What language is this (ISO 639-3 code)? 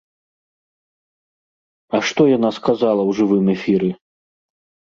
bel